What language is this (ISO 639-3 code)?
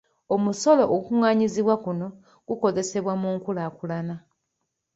lug